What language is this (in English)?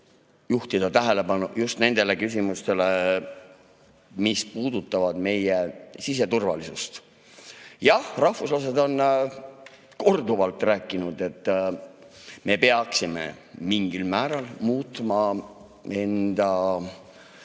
Estonian